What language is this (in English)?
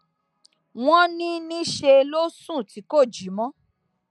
Yoruba